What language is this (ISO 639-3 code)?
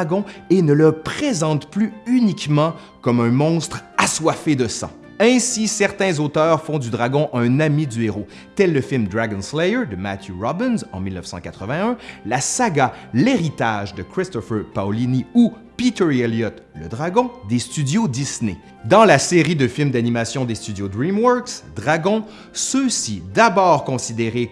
fra